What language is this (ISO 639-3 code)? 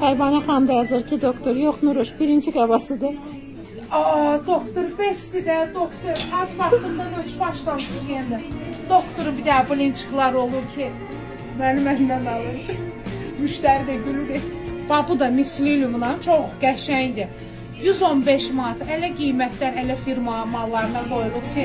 tur